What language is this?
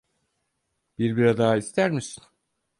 Turkish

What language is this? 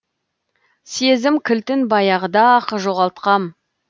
Kazakh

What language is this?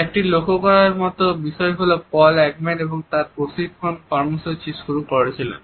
Bangla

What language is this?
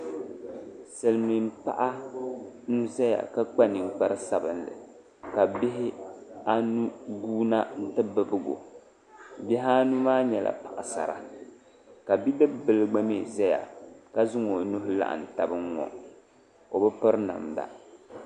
Dagbani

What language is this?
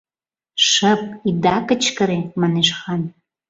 Mari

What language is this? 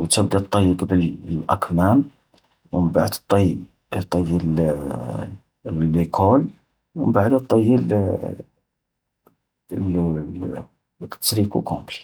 Algerian Arabic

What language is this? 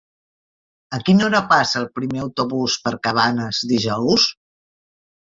Catalan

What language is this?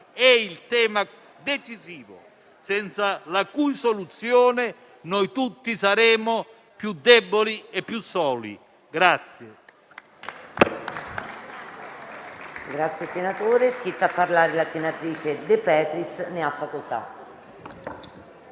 Italian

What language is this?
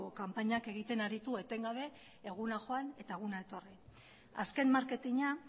Basque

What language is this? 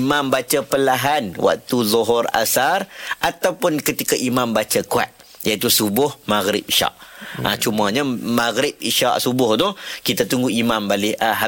Malay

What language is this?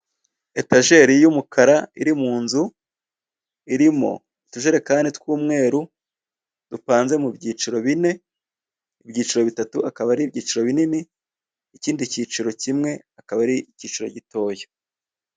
Kinyarwanda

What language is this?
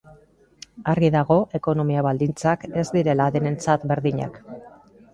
Basque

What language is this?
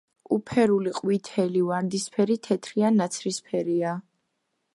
Georgian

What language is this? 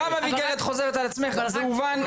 Hebrew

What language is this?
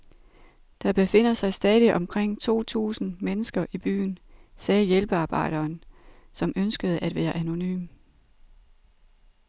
Danish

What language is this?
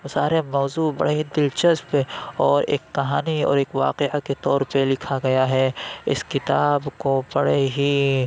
Urdu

